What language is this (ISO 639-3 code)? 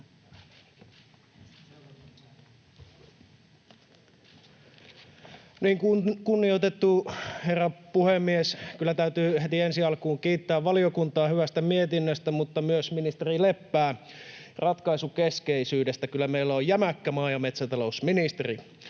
fin